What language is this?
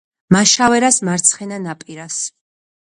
Georgian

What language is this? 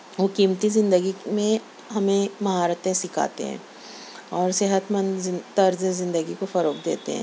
Urdu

